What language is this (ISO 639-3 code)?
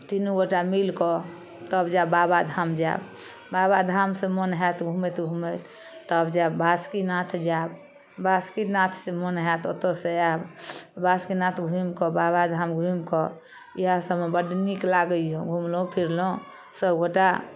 mai